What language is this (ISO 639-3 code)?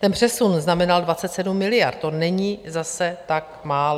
ces